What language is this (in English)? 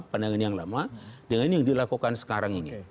Indonesian